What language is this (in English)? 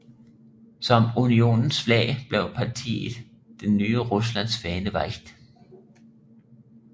Danish